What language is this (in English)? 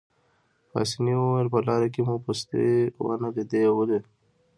Pashto